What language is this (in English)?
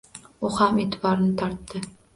Uzbek